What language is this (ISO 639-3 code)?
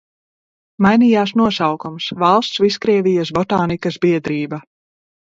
lav